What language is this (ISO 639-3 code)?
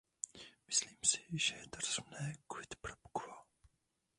ces